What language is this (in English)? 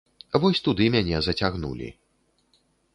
Belarusian